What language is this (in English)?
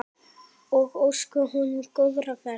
Icelandic